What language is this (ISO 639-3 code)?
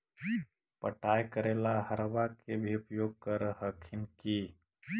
mag